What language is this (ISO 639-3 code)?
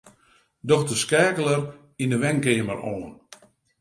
fry